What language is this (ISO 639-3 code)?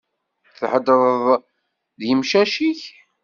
kab